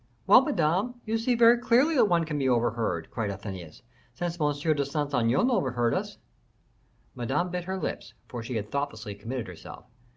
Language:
English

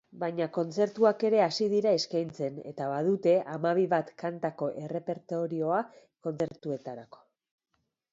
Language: Basque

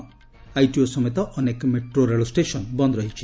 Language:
Odia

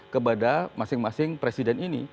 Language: Indonesian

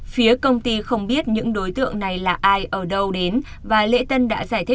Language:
Vietnamese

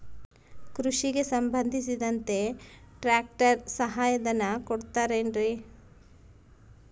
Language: Kannada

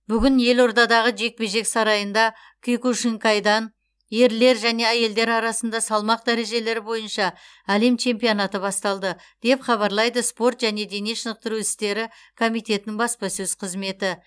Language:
Kazakh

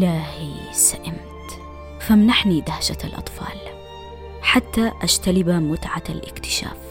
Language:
Arabic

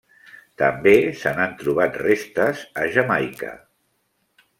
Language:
Catalan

